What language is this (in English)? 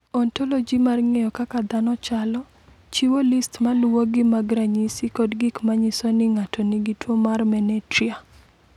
Luo (Kenya and Tanzania)